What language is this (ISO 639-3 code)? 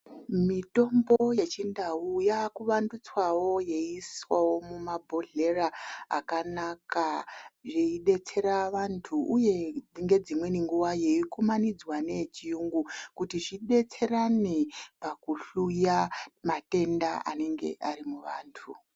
ndc